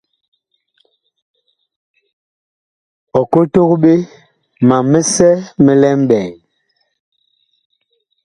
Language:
Bakoko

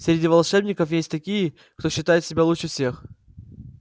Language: Russian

